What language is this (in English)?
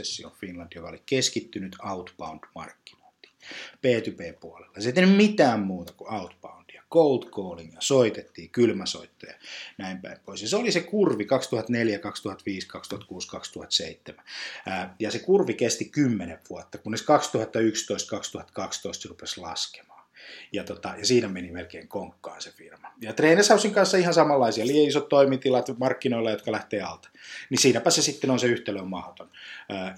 Finnish